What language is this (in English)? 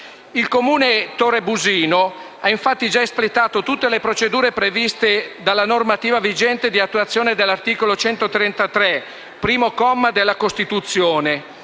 Italian